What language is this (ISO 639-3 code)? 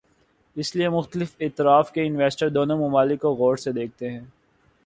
urd